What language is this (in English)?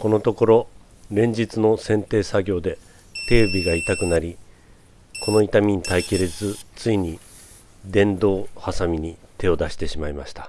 Japanese